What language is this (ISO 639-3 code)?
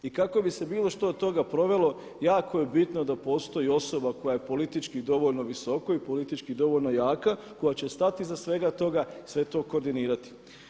hrv